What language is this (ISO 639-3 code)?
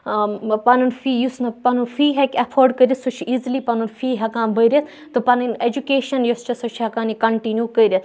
kas